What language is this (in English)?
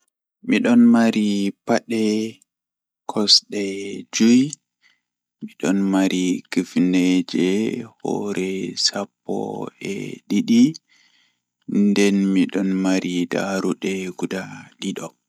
Fula